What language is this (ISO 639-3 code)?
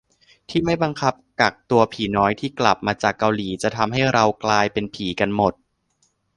tha